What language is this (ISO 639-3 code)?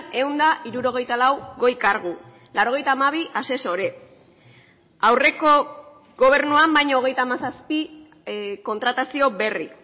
eus